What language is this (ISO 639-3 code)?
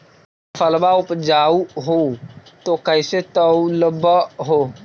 mag